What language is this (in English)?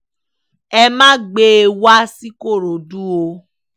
Yoruba